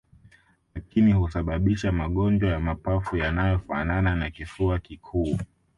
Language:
Swahili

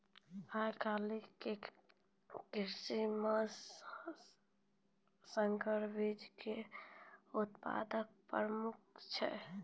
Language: Maithili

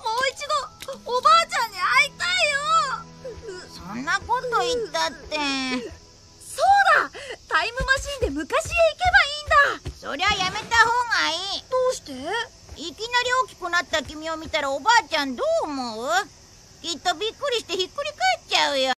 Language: Japanese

